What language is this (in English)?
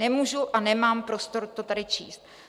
Czech